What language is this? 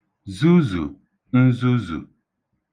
Igbo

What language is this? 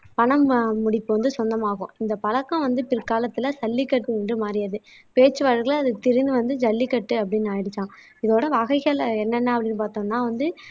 Tamil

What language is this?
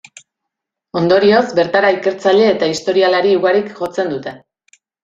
Basque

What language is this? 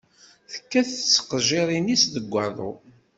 Kabyle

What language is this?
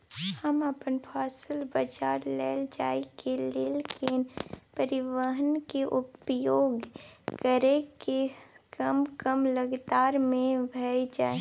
Maithili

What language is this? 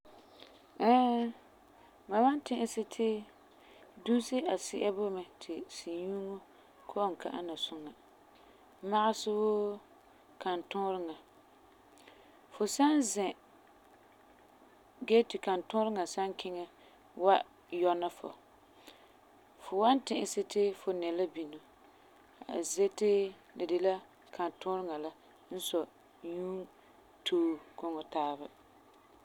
Frafra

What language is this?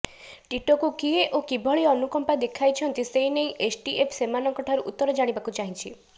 Odia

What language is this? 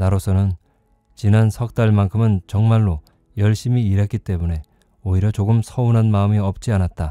Korean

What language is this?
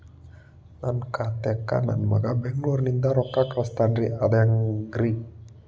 Kannada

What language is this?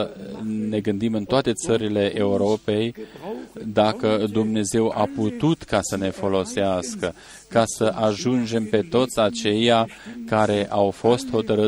Romanian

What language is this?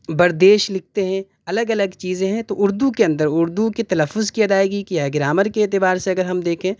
Urdu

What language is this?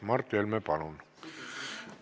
Estonian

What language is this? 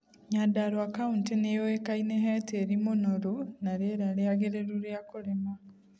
Kikuyu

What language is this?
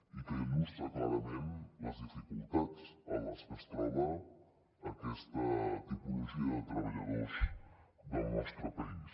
Catalan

